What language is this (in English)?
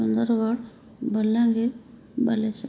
Odia